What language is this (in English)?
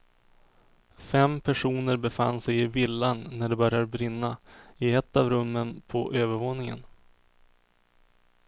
Swedish